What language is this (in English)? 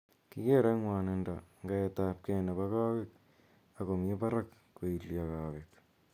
Kalenjin